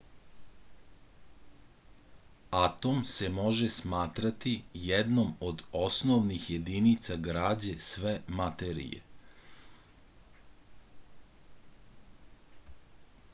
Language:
Serbian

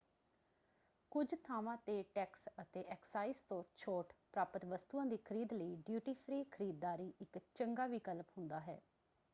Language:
Punjabi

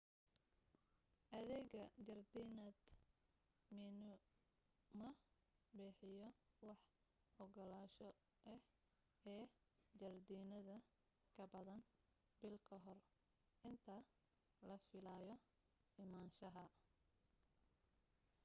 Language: Somali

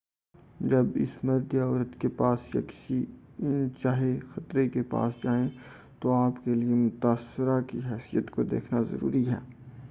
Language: Urdu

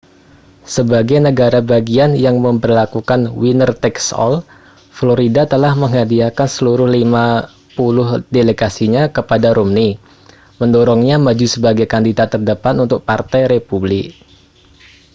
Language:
Indonesian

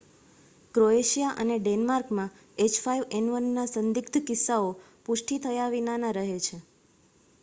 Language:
Gujarati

